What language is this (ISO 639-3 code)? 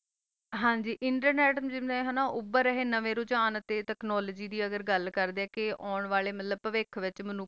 pan